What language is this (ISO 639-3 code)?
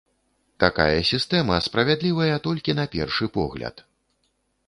bel